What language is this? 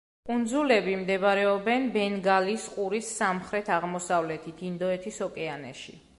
Georgian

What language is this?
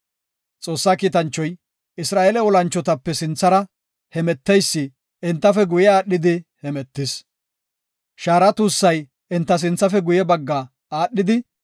Gofa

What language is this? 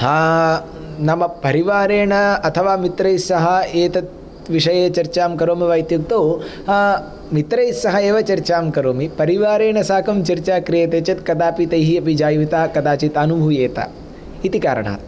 Sanskrit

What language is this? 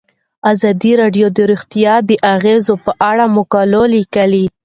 Pashto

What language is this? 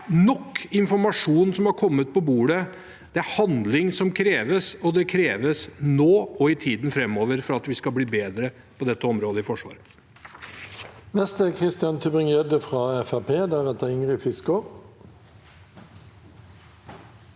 Norwegian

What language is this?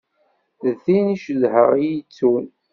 Kabyle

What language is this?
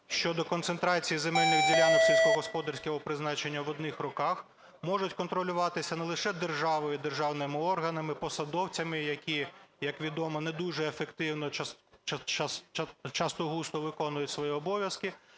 Ukrainian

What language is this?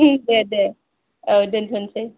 Bodo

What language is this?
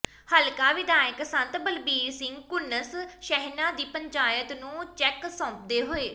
Punjabi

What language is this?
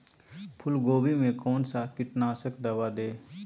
Magahi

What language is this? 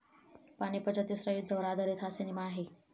Marathi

